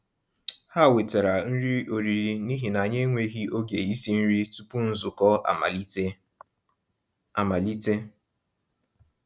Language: Igbo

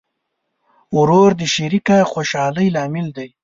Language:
Pashto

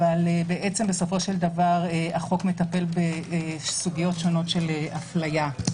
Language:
Hebrew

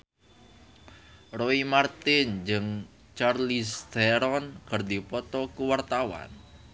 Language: Sundanese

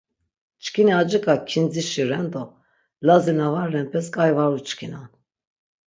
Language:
Laz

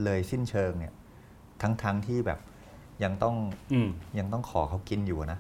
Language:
Thai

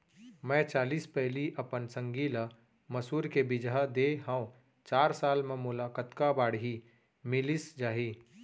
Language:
Chhattisgarhi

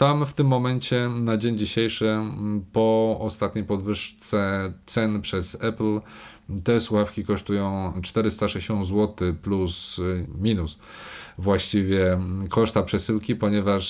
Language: Polish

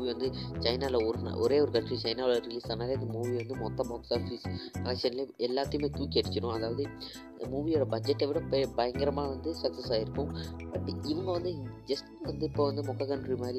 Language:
Malayalam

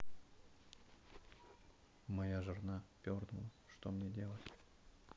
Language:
Russian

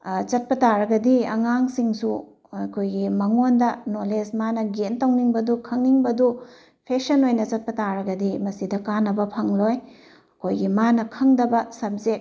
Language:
Manipuri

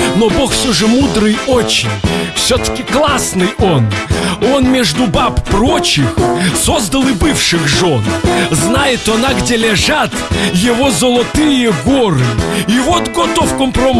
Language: Russian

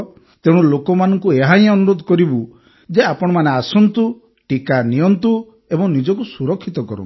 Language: Odia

